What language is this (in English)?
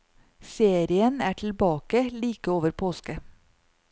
Norwegian